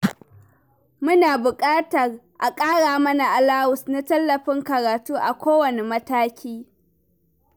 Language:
Hausa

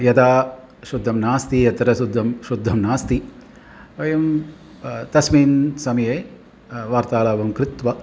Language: Sanskrit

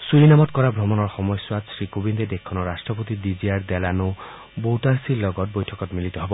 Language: Assamese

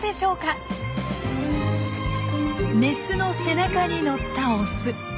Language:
Japanese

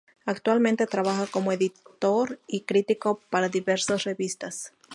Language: Spanish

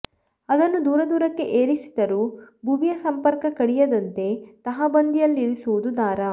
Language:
Kannada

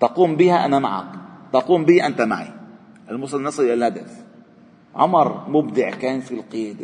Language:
Arabic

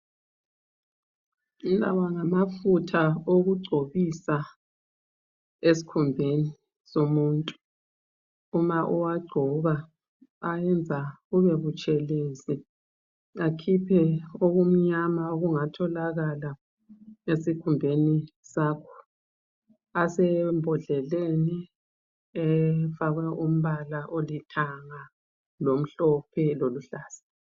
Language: North Ndebele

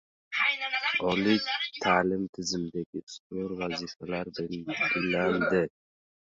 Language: Uzbek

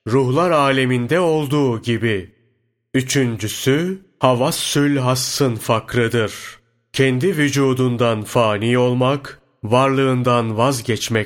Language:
Turkish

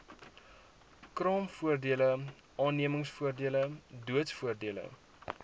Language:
Afrikaans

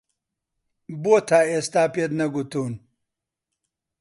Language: Central Kurdish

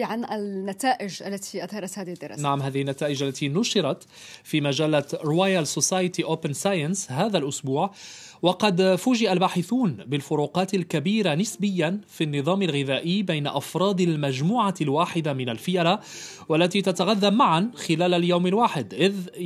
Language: Arabic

